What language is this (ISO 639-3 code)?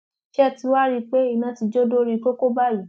yor